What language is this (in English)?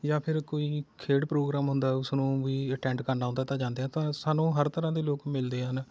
Punjabi